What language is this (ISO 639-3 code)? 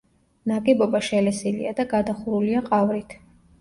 kat